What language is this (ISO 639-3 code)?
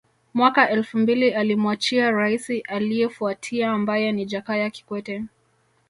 swa